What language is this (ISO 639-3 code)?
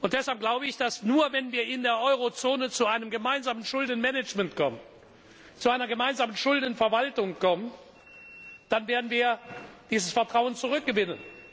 deu